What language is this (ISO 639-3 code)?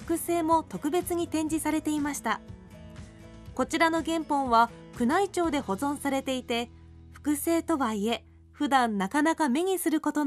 jpn